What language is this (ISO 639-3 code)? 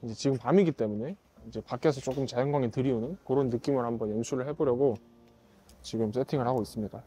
kor